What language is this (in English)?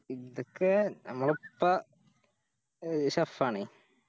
Malayalam